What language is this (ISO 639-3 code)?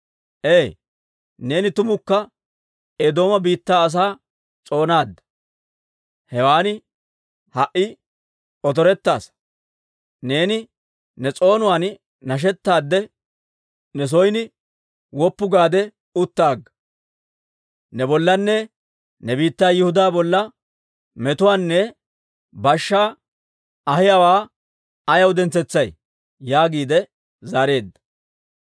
dwr